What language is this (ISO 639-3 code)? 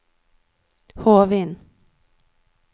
nor